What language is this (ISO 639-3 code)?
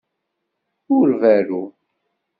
kab